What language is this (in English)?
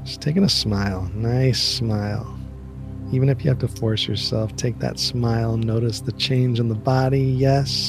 English